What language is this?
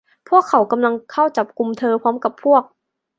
Thai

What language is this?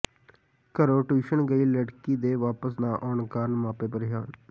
Punjabi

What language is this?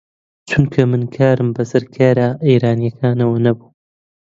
Central Kurdish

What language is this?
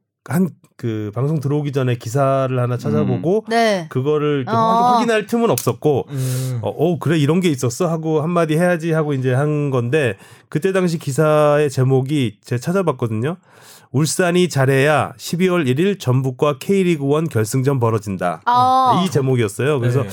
Korean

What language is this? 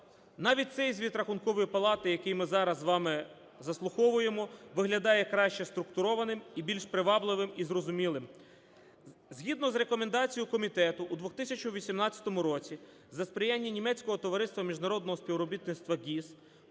Ukrainian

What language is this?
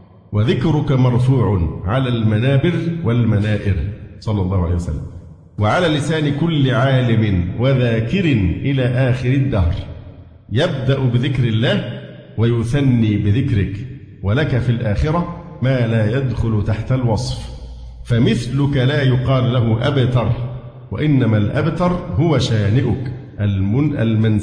Arabic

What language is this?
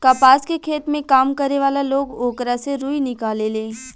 Bhojpuri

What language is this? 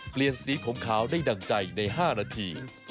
Thai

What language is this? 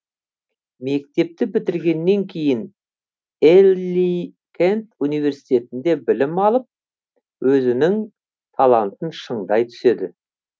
Kazakh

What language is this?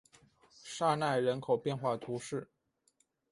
Chinese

